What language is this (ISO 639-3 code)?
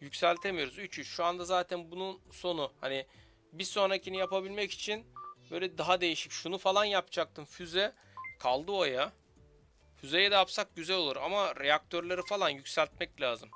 tur